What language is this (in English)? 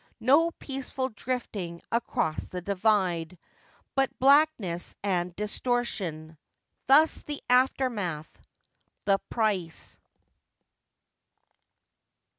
English